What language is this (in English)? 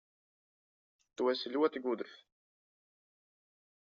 Latvian